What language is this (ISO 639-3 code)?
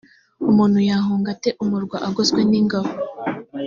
kin